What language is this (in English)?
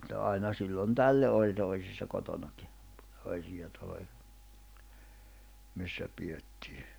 Finnish